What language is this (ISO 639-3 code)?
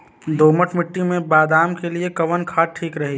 bho